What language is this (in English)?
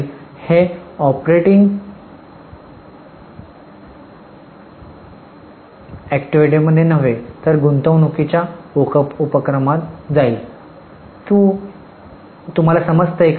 Marathi